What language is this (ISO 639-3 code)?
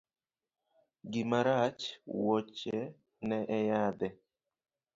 luo